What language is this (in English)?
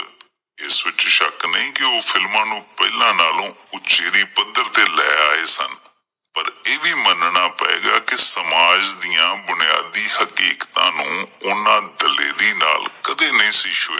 Punjabi